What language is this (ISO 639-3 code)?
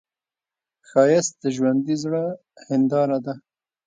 pus